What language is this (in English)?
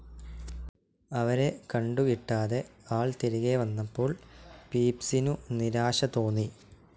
Malayalam